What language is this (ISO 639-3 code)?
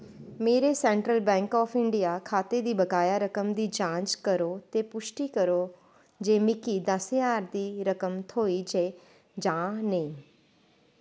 doi